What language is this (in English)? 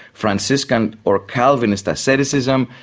English